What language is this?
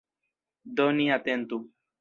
Esperanto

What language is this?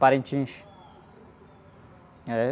Portuguese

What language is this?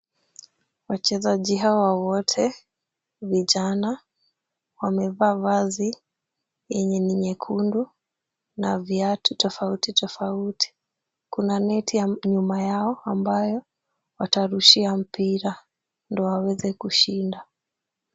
Swahili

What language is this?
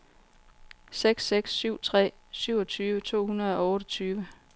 Danish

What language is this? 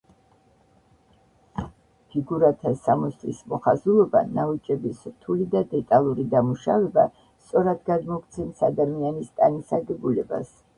Georgian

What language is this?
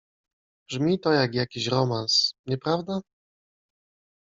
Polish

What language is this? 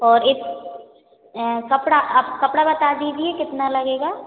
Hindi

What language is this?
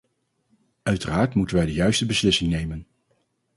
Dutch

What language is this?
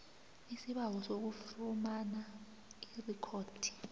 South Ndebele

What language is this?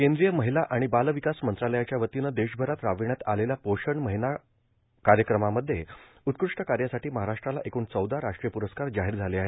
Marathi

